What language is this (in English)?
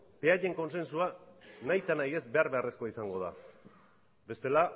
Basque